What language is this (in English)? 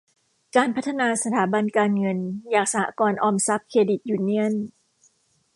Thai